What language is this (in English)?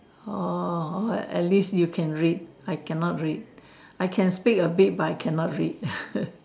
English